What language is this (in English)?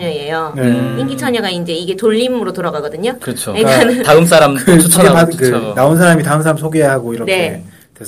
Korean